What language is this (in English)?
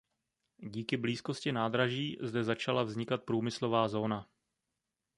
Czech